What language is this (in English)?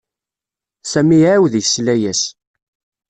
Kabyle